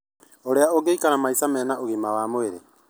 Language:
Kikuyu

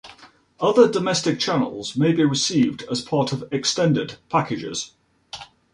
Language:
English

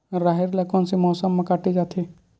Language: Chhattisgarhi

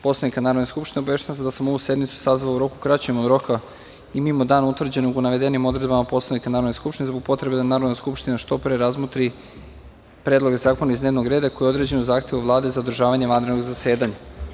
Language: Serbian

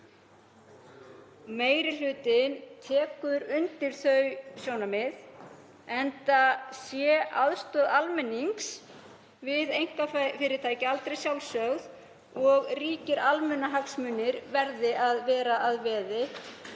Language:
Icelandic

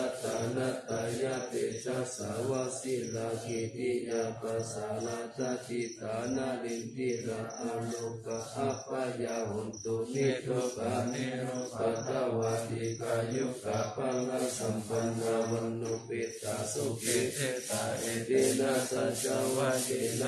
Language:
Thai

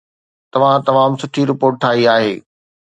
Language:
Sindhi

